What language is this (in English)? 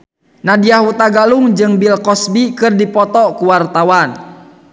Sundanese